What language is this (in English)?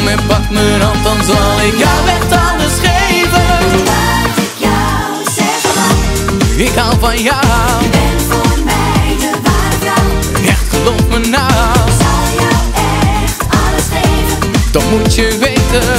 Japanese